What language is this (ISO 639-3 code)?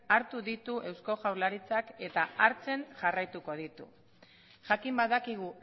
eus